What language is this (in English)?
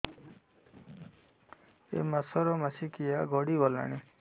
Odia